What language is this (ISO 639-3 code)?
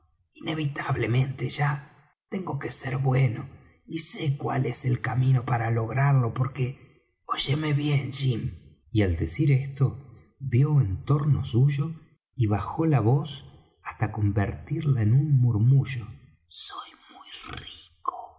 spa